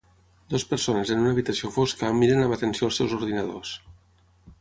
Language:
Catalan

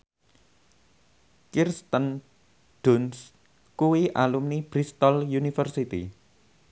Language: Javanese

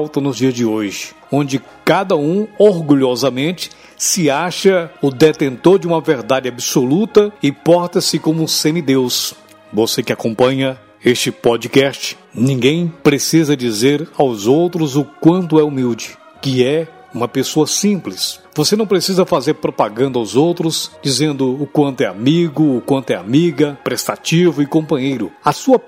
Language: Portuguese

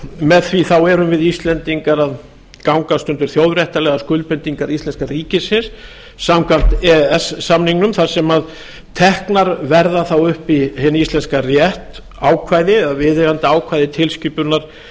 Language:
Icelandic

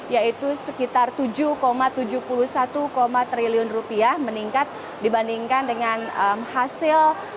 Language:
Indonesian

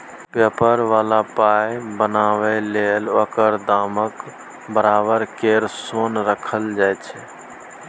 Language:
Maithili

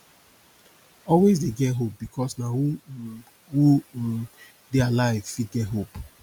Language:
Nigerian Pidgin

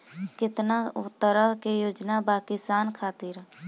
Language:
Bhojpuri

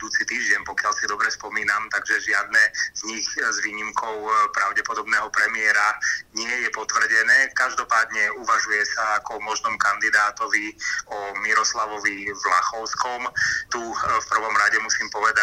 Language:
Slovak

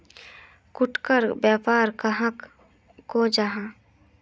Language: Magahi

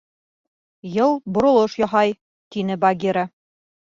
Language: Bashkir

